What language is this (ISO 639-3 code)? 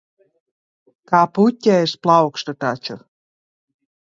lav